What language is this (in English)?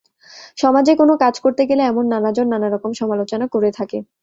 Bangla